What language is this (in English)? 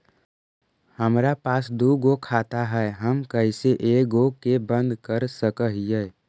Magahi